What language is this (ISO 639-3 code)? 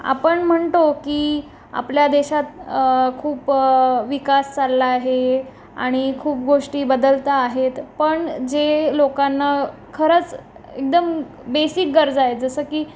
mar